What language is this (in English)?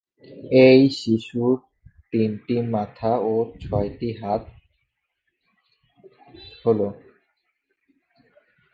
Bangla